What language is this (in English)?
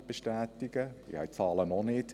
Swiss German